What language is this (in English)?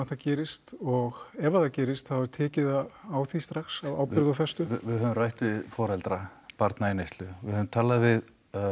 Icelandic